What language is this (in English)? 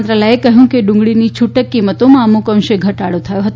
Gujarati